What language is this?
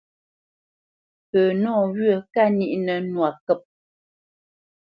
Bamenyam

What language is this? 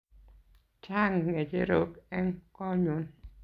Kalenjin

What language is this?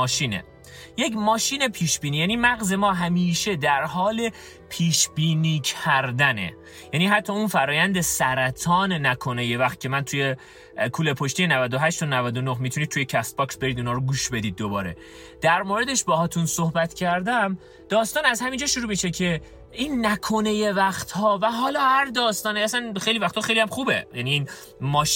Persian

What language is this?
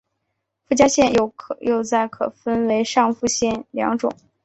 Chinese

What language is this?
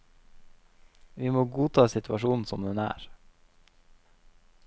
Norwegian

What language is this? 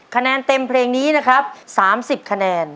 Thai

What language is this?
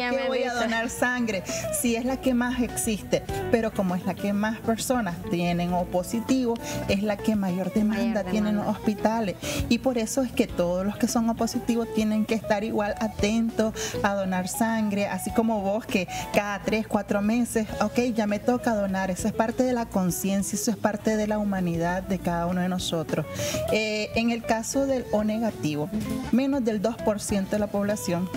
Spanish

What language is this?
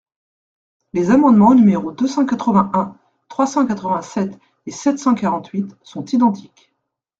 French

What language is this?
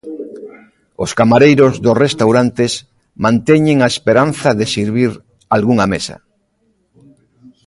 Galician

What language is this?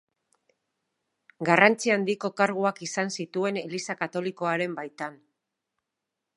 Basque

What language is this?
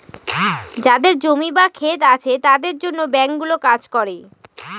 Bangla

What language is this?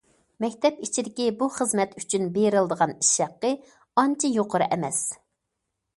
Uyghur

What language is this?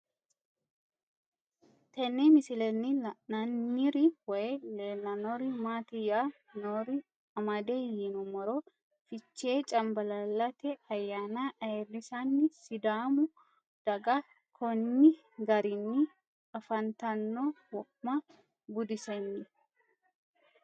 Sidamo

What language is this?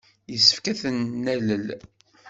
Kabyle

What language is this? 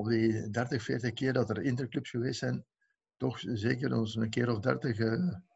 Dutch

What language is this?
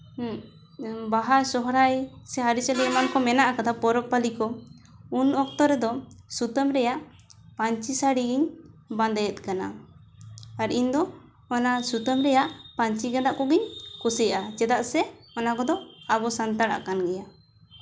Santali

